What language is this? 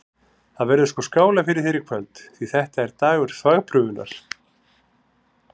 Icelandic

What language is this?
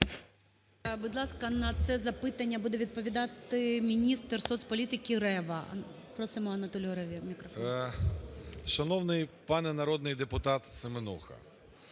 Ukrainian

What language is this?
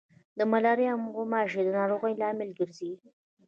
Pashto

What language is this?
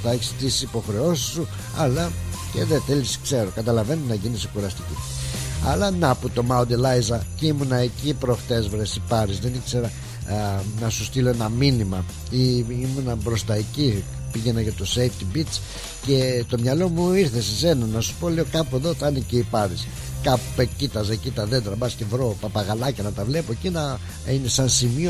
Greek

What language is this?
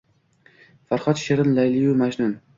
Uzbek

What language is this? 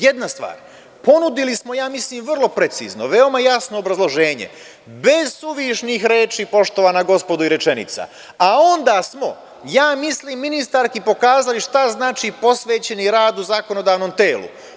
Serbian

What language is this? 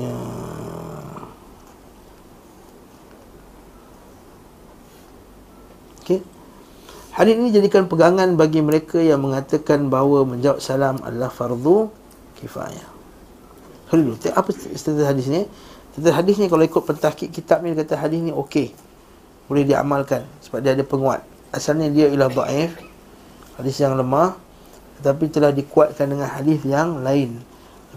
Malay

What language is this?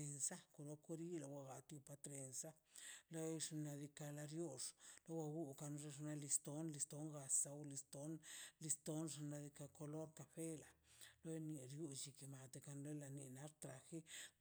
Mazaltepec Zapotec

